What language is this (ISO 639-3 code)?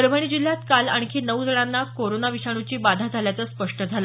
mar